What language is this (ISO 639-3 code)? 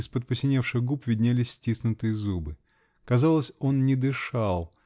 rus